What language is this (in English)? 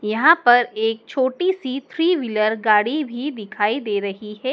Hindi